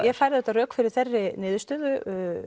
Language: Icelandic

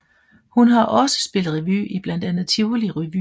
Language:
Danish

